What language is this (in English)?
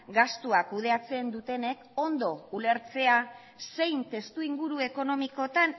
Basque